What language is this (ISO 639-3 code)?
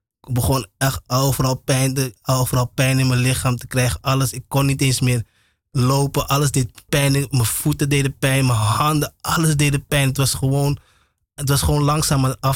nld